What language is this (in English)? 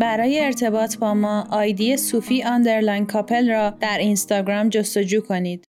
Persian